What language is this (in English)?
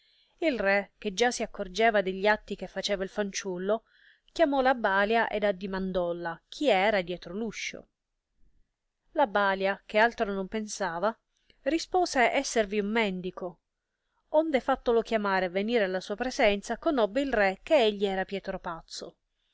Italian